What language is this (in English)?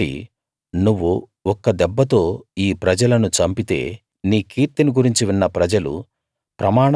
Telugu